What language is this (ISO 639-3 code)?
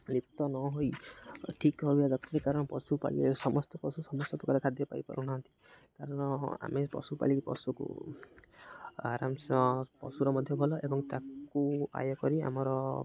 ori